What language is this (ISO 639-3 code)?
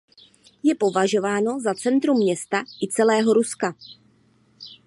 ces